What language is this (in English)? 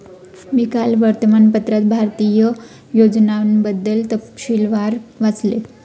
Marathi